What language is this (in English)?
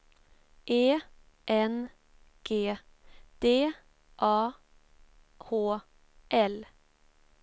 Swedish